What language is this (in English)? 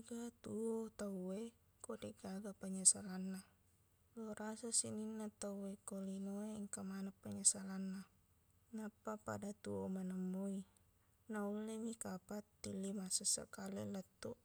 Buginese